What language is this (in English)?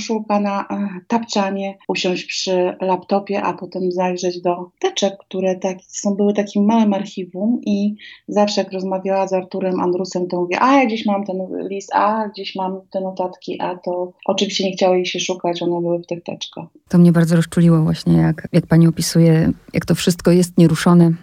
Polish